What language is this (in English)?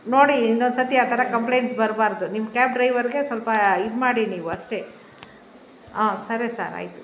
Kannada